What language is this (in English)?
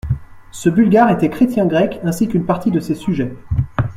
French